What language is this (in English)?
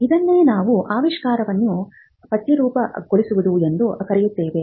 Kannada